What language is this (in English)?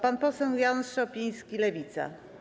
Polish